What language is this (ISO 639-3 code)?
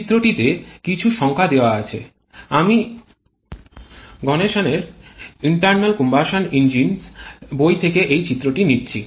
ben